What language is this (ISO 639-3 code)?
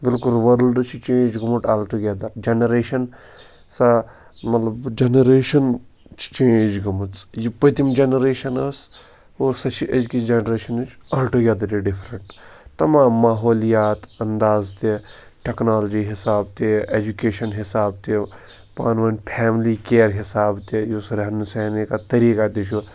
kas